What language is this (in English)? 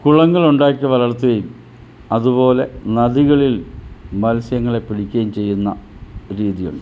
Malayalam